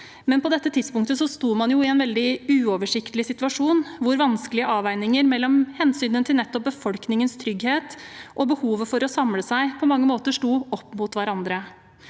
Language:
Norwegian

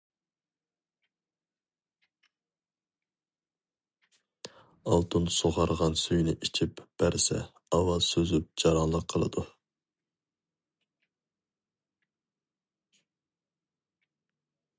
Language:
Uyghur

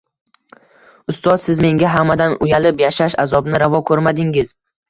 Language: Uzbek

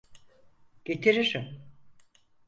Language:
Turkish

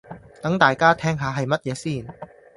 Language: Cantonese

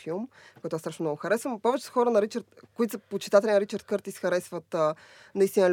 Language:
Bulgarian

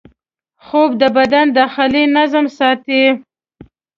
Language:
Pashto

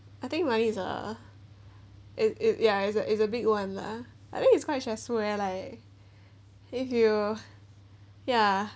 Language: English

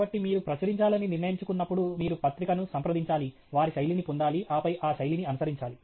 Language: Telugu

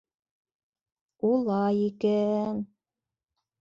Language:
Bashkir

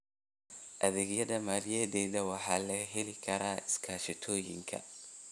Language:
Somali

